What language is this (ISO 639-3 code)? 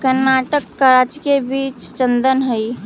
mag